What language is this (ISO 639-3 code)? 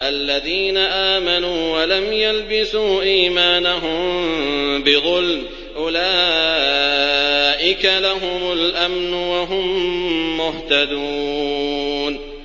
ara